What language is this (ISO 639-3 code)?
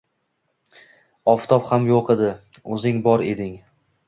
uzb